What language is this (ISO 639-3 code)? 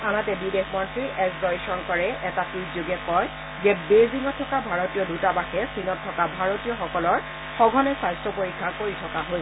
asm